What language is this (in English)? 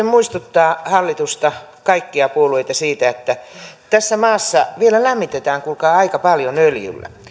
Finnish